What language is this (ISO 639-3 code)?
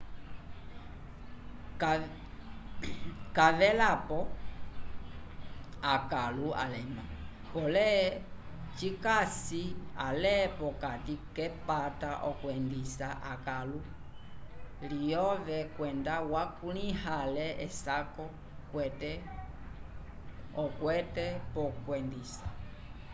umb